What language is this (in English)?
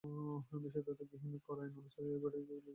Bangla